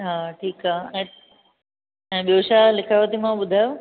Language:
Sindhi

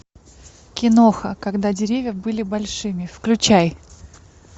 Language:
Russian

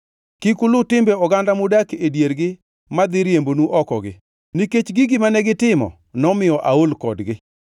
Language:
Luo (Kenya and Tanzania)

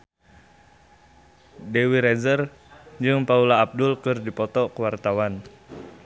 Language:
Sundanese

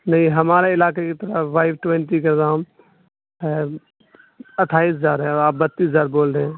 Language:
Urdu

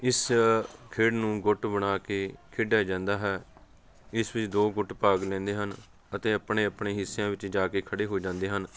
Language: Punjabi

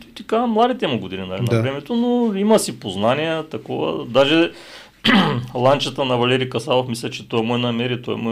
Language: Bulgarian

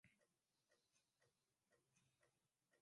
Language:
Swahili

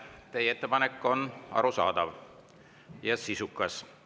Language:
Estonian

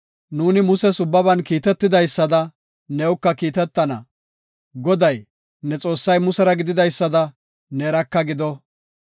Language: Gofa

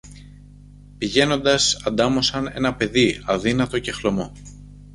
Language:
Greek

